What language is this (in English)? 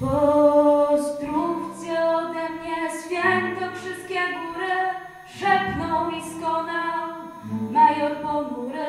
Spanish